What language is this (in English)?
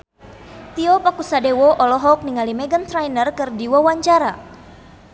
Sundanese